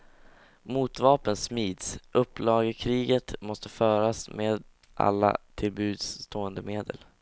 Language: Swedish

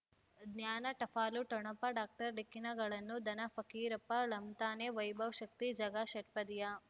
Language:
Kannada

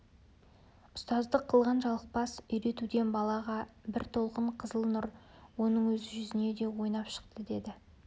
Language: Kazakh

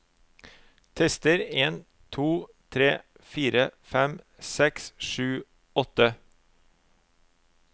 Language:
Norwegian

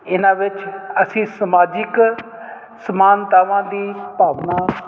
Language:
Punjabi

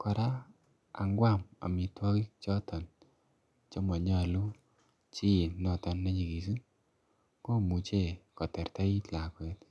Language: Kalenjin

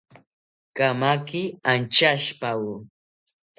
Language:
South Ucayali Ashéninka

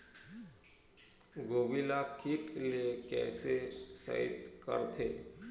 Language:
Chhattisgarhi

